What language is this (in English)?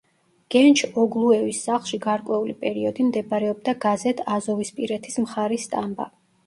Georgian